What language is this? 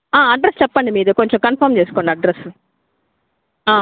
Telugu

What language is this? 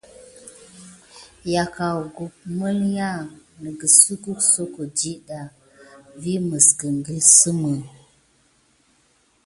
Gidar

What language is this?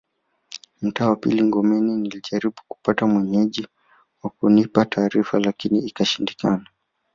Swahili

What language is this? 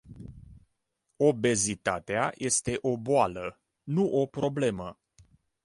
Romanian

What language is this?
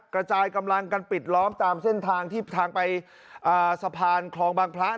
Thai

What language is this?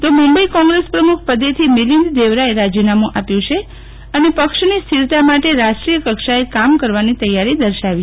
Gujarati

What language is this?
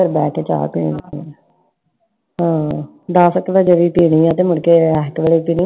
Punjabi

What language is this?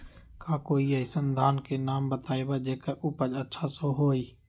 Magahi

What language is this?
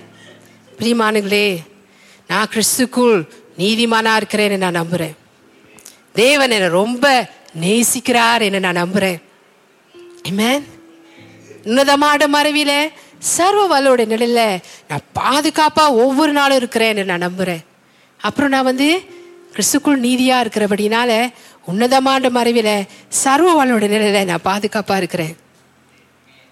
Tamil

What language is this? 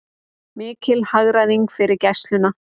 Icelandic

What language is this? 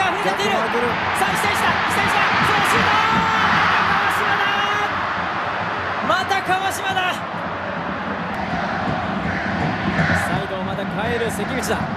Japanese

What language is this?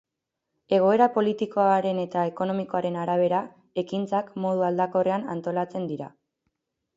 Basque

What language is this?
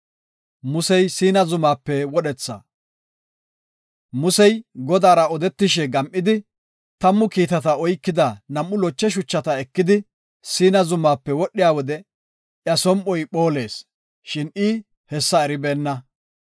Gofa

